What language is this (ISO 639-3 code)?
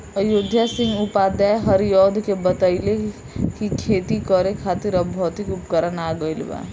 bho